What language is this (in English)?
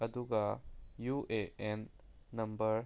Manipuri